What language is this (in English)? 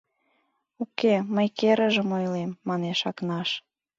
Mari